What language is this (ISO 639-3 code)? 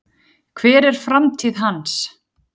isl